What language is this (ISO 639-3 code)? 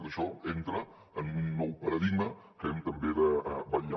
cat